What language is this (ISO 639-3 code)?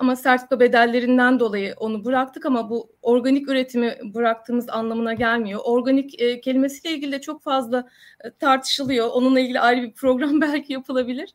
tur